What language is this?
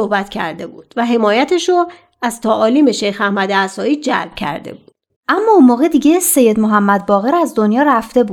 Persian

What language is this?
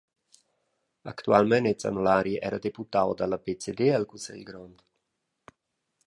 Romansh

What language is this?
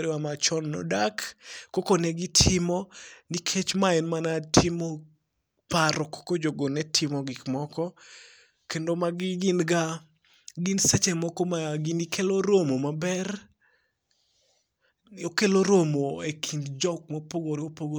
Luo (Kenya and Tanzania)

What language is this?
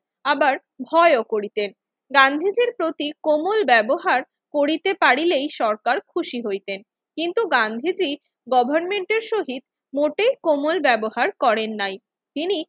Bangla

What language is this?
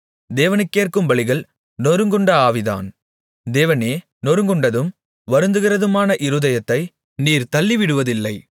Tamil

